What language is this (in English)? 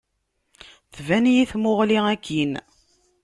Kabyle